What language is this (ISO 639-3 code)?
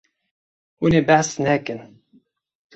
kur